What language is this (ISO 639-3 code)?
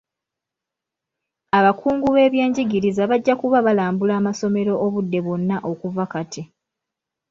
lug